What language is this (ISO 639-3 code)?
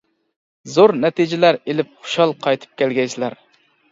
uig